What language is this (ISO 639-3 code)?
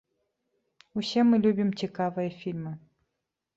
bel